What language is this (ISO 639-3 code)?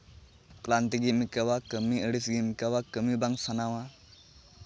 sat